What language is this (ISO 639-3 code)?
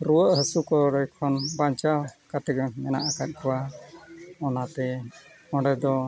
sat